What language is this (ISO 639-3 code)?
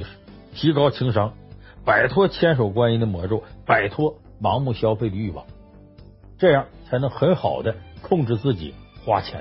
zho